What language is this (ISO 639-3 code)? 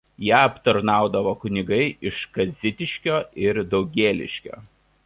lit